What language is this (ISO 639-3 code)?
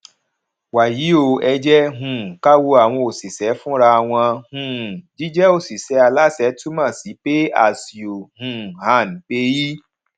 yor